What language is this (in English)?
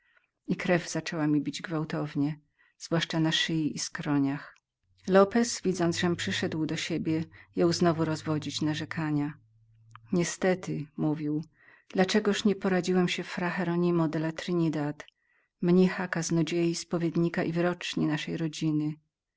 Polish